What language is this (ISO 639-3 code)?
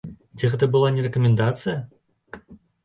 bel